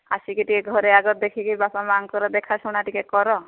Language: Odia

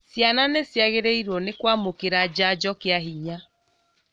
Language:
Kikuyu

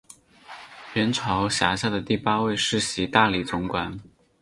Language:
Chinese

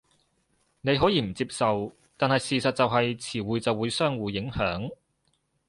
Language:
Cantonese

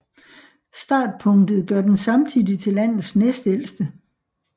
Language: Danish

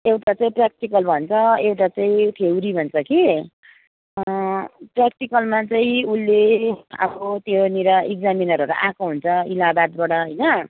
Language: Nepali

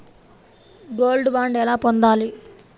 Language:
Telugu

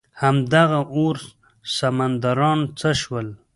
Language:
Pashto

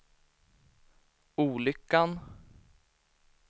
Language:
Swedish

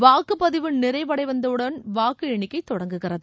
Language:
Tamil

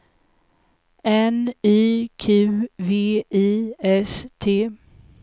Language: Swedish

